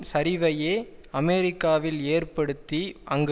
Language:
Tamil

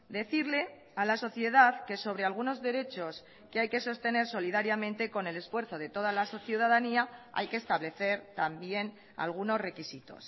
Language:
Spanish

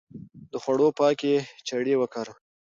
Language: Pashto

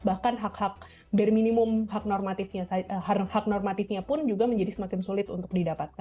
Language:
Indonesian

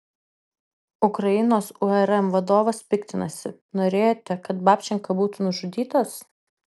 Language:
Lithuanian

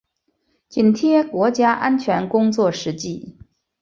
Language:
Chinese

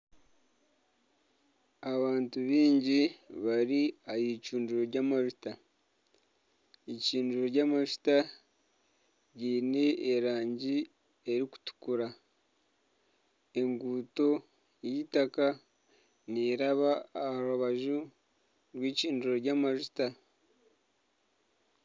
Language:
Nyankole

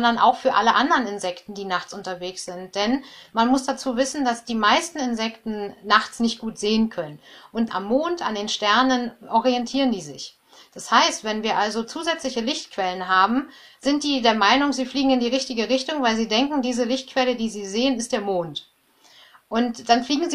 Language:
German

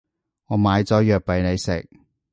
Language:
Cantonese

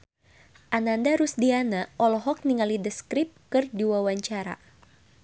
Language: Sundanese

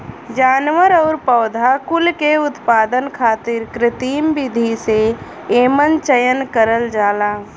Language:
Bhojpuri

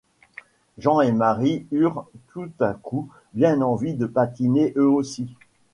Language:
French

